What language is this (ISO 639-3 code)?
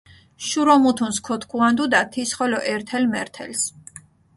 xmf